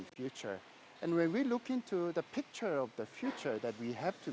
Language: Indonesian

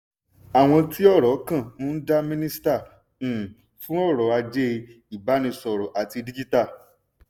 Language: Yoruba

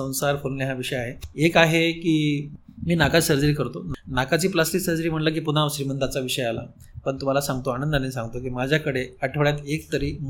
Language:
Marathi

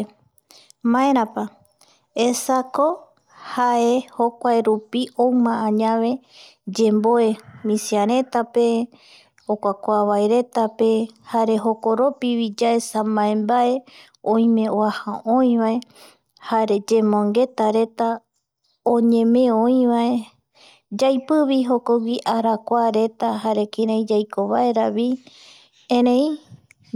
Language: Eastern Bolivian Guaraní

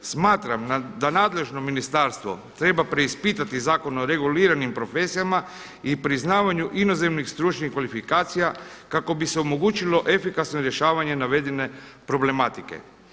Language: Croatian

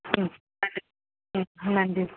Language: Tamil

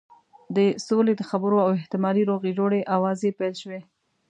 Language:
Pashto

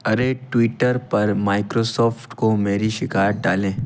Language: Hindi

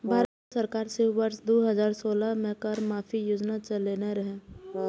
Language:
Maithili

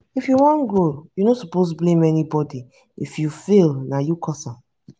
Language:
Nigerian Pidgin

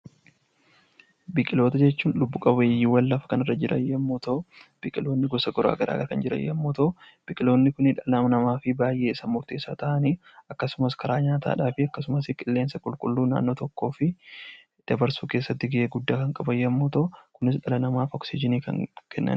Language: Oromo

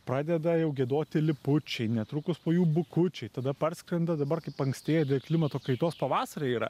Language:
Lithuanian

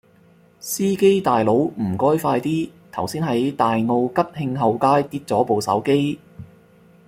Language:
Cantonese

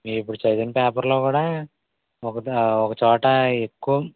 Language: Telugu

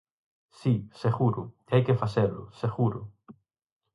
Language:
Galician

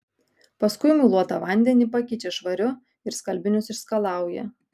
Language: Lithuanian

